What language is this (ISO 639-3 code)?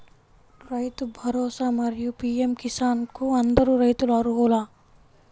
tel